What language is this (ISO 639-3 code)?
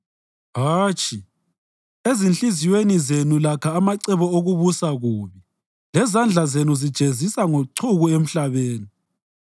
nde